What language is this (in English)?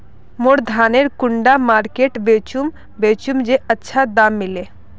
Magahi